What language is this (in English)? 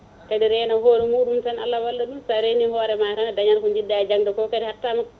Fula